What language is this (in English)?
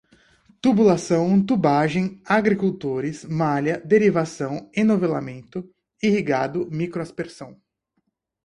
Portuguese